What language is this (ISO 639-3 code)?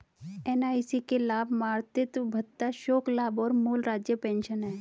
hin